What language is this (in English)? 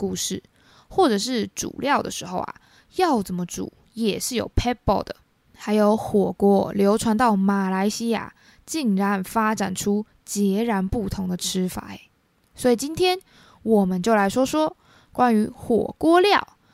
Chinese